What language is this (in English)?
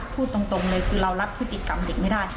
Thai